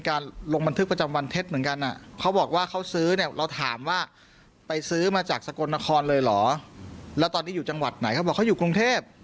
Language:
Thai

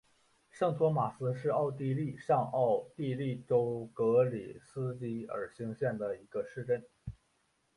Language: Chinese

